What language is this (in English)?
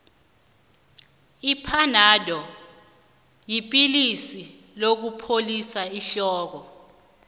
South Ndebele